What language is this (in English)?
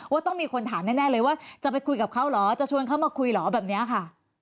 Thai